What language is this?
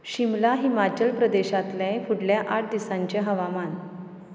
Konkani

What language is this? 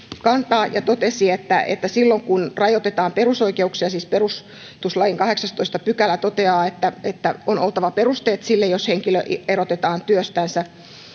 Finnish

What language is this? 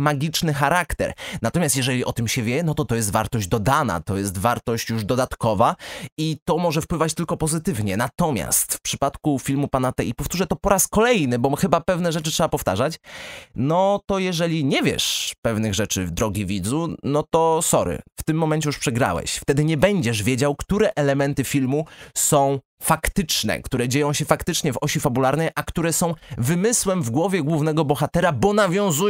Polish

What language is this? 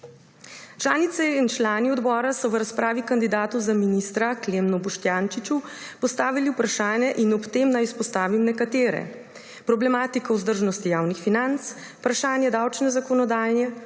Slovenian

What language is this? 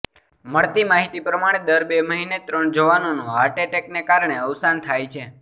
Gujarati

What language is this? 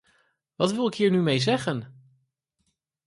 Dutch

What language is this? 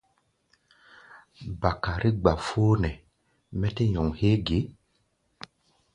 Gbaya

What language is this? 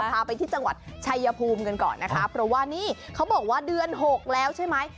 Thai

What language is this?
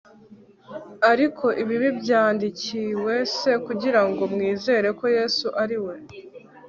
Kinyarwanda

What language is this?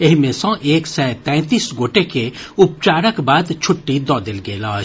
Maithili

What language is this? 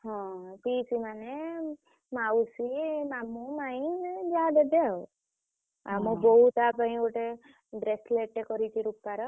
Odia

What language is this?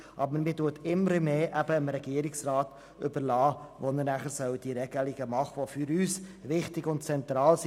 Swiss German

